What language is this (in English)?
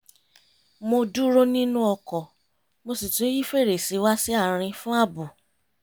Yoruba